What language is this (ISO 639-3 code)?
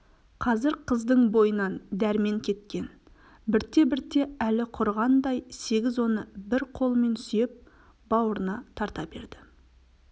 kaz